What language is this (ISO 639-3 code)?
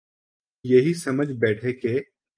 urd